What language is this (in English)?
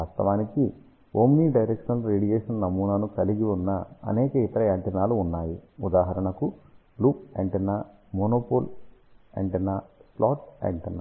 Telugu